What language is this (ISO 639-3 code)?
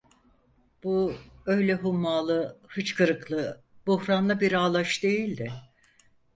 tur